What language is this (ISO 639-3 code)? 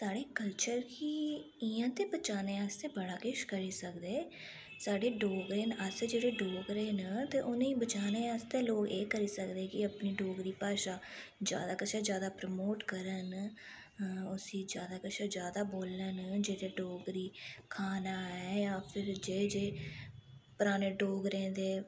doi